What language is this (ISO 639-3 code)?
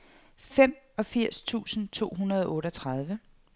dan